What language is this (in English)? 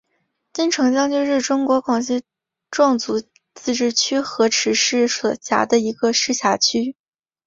Chinese